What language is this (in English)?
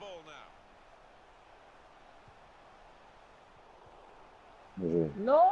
French